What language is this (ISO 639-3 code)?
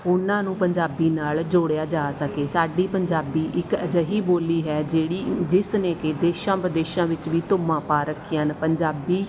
pan